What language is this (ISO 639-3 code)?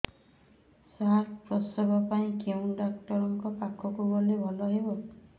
ori